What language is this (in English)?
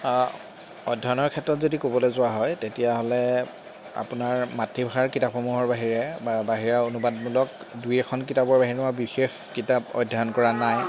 Assamese